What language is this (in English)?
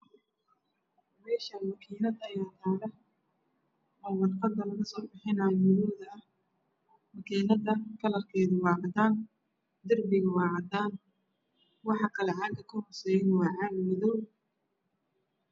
Somali